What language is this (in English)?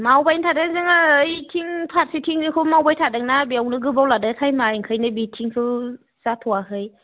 Bodo